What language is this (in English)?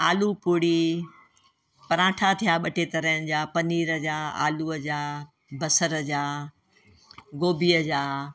Sindhi